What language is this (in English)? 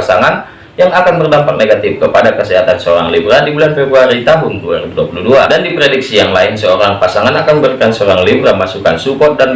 Indonesian